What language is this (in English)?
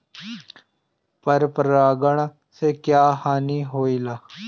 Bhojpuri